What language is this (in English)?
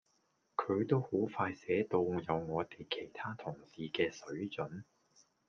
Cantonese